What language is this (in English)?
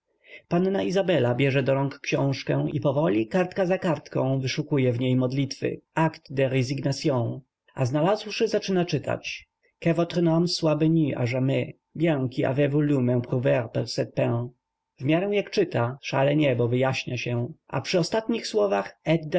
Polish